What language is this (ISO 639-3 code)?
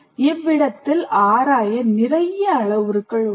tam